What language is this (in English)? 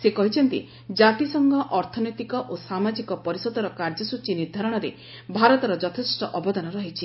Odia